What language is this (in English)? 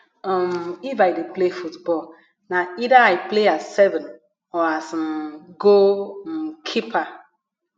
Nigerian Pidgin